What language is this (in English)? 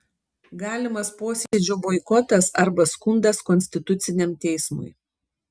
Lithuanian